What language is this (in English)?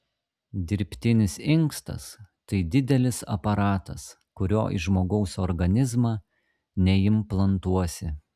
Lithuanian